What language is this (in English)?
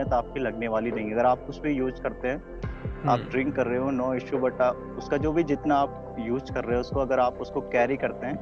Hindi